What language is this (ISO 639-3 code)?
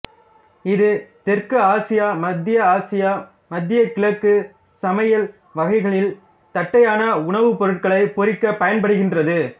tam